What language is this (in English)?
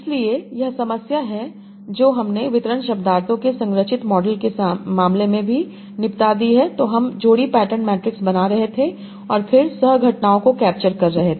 Hindi